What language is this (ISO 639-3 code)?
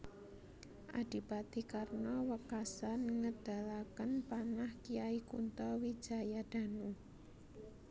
jav